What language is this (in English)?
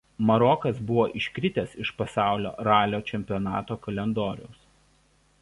Lithuanian